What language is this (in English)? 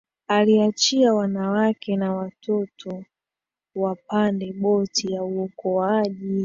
Swahili